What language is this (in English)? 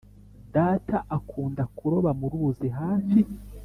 Kinyarwanda